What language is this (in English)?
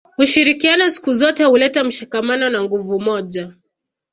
Swahili